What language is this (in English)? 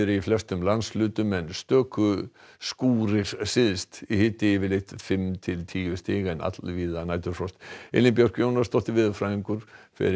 Icelandic